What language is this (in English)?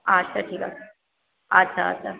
Bangla